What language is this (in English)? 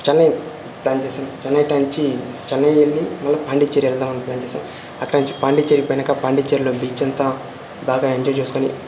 Telugu